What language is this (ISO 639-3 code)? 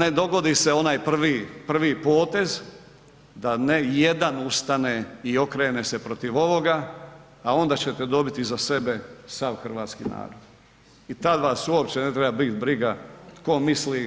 hrv